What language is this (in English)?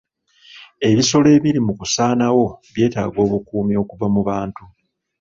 Ganda